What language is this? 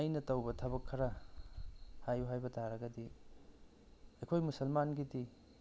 Manipuri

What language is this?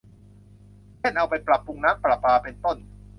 Thai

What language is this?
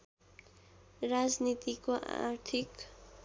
Nepali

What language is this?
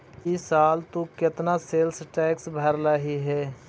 Magahi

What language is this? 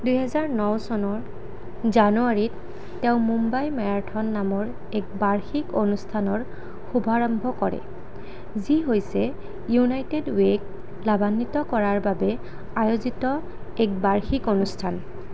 Assamese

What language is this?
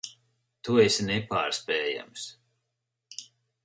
Latvian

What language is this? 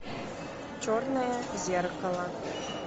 Russian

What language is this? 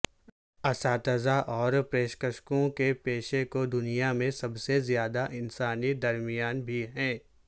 Urdu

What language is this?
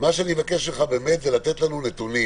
Hebrew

